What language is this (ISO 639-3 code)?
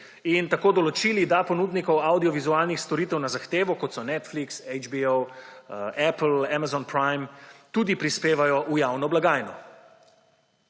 slv